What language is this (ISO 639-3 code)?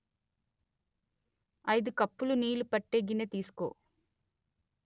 tel